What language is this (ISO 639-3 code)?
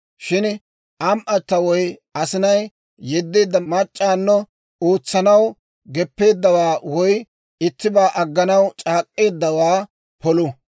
dwr